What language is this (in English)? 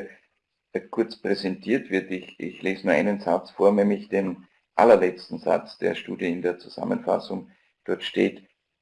German